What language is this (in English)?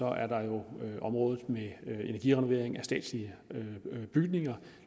Danish